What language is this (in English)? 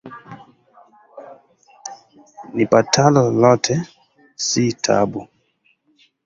Swahili